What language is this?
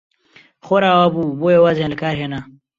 Central Kurdish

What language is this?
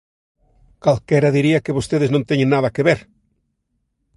Galician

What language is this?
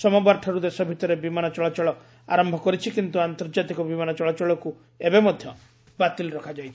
Odia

